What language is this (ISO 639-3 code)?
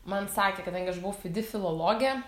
lit